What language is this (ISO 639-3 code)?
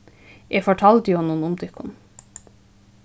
fao